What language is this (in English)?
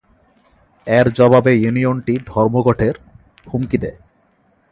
Bangla